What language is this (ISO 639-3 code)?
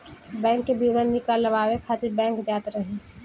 bho